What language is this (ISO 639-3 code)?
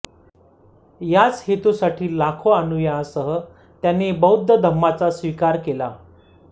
mar